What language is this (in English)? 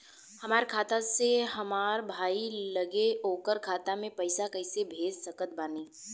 Bhojpuri